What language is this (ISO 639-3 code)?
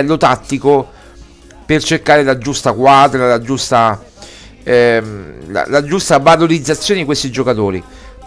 ita